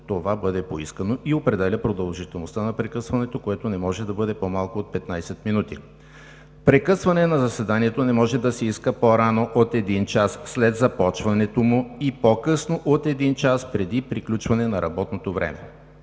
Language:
Bulgarian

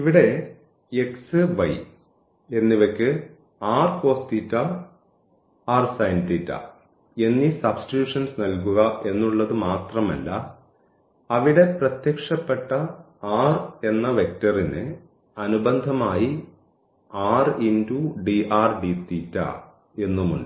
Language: Malayalam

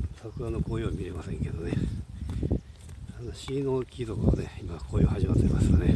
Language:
Japanese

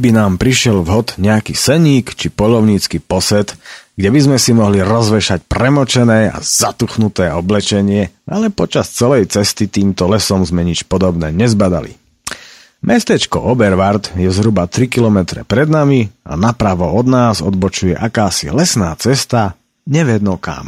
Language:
Slovak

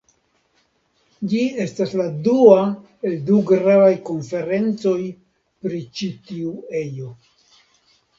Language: Esperanto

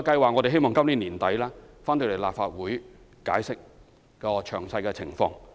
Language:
Cantonese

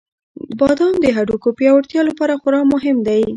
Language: Pashto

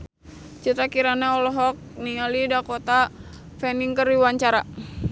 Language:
Sundanese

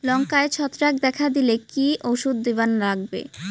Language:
Bangla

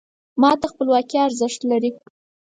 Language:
Pashto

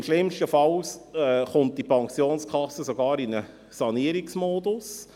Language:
Swiss German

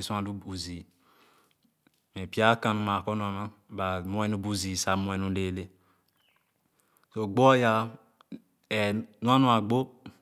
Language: Khana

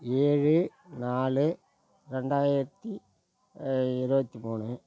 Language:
Tamil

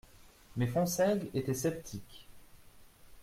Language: French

